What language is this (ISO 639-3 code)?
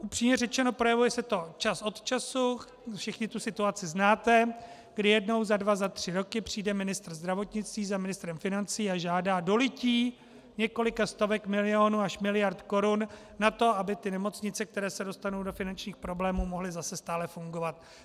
ces